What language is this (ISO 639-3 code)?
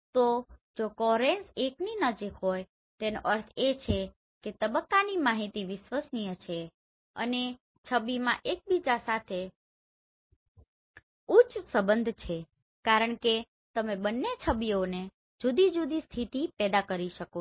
guj